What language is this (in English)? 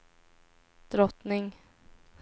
Swedish